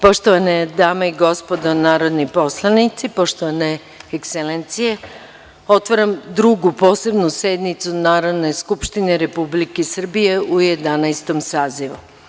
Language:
Serbian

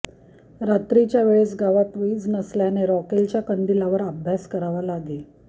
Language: Marathi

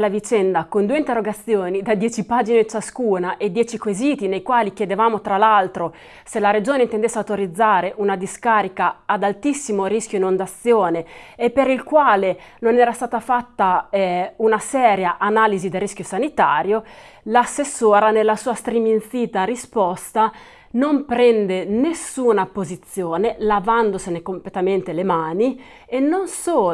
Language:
Italian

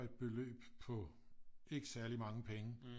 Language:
Danish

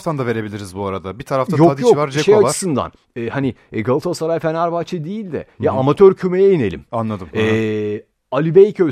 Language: Turkish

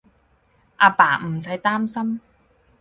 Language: Cantonese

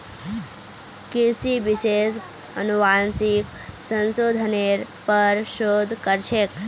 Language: Magahi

